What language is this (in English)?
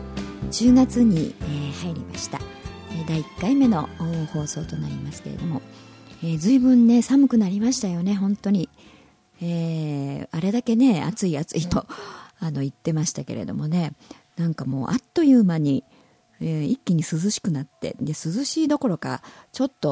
Japanese